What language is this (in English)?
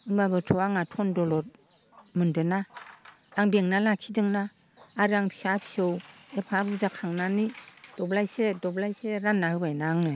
Bodo